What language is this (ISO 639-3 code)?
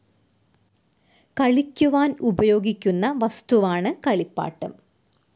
mal